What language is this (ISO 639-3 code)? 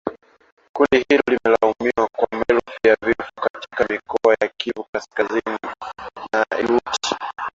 swa